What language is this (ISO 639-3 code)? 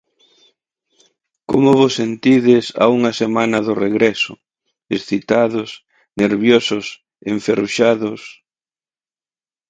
glg